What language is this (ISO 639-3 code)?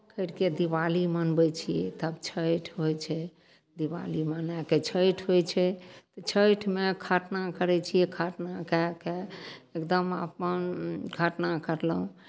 mai